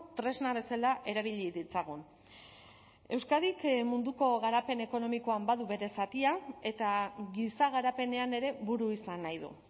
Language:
Basque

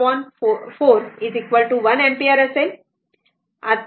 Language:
Marathi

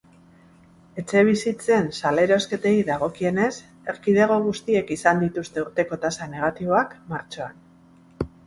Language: Basque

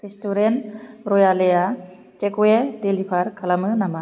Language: Bodo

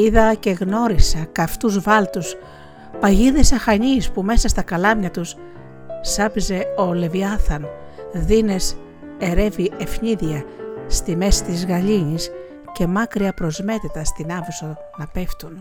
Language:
Greek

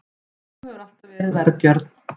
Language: Icelandic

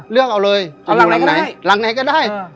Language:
Thai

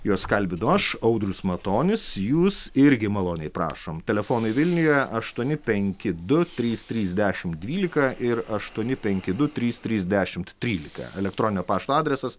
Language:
Lithuanian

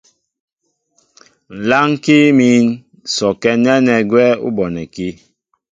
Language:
Mbo (Cameroon)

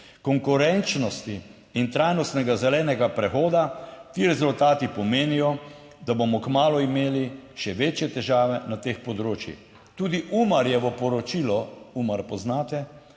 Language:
Slovenian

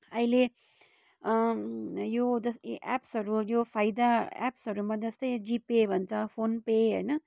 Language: Nepali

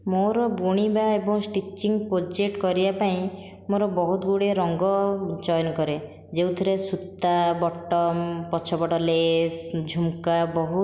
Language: Odia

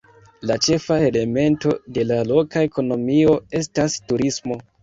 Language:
Esperanto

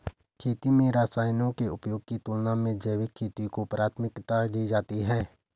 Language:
Hindi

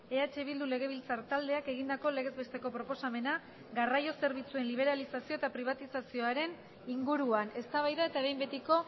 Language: Basque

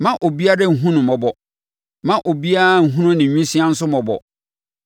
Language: Akan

